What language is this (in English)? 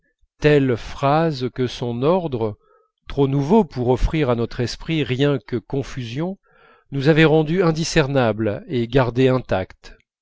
French